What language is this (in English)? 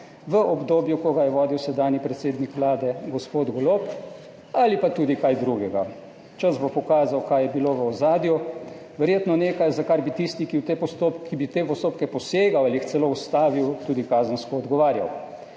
Slovenian